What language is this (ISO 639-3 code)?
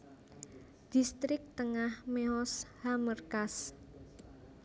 jav